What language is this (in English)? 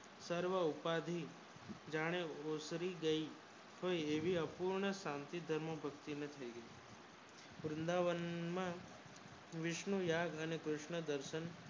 Gujarati